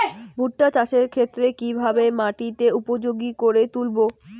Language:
Bangla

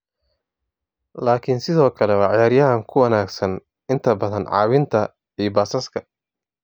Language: Somali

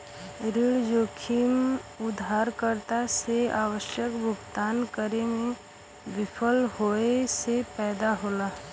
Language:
Bhojpuri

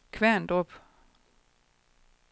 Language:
Danish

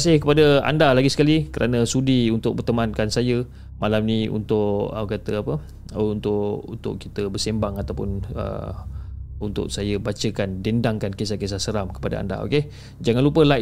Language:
Malay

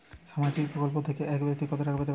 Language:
Bangla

